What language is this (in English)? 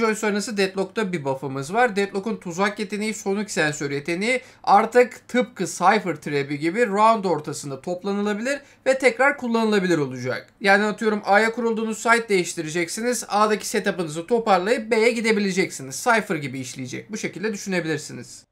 Turkish